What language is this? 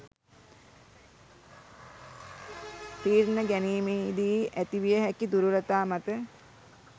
Sinhala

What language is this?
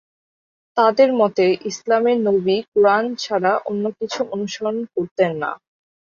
Bangla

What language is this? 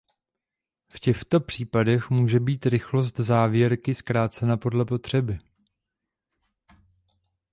Czech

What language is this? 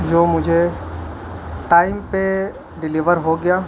Urdu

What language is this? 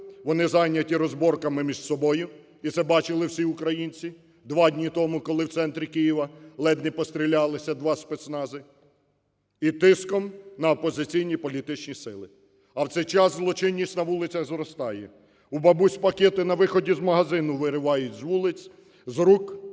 Ukrainian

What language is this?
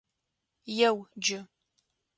Adyghe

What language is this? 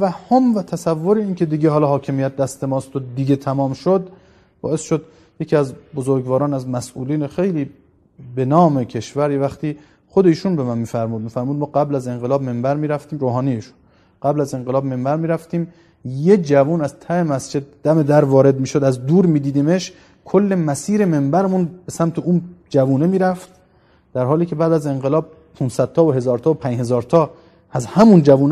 Persian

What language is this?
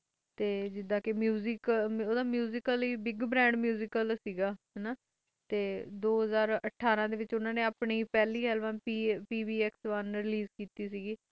Punjabi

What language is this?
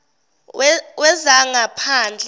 Zulu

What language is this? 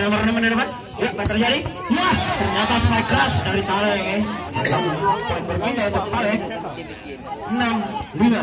Indonesian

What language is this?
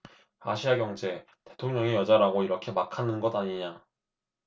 Korean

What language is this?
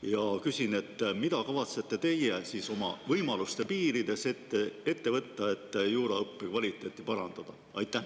Estonian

